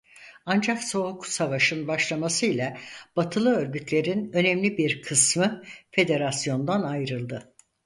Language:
Turkish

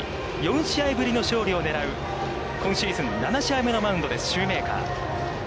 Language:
Japanese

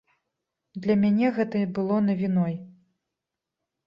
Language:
Belarusian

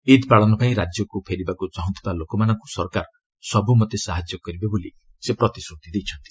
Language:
Odia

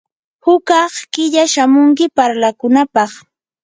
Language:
Yanahuanca Pasco Quechua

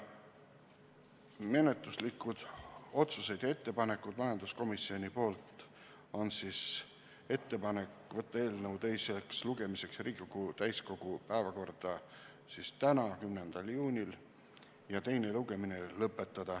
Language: Estonian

